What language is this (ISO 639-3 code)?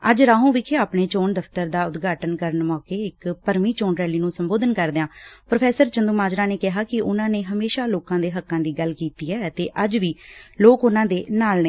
pan